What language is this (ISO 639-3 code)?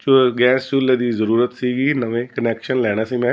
pan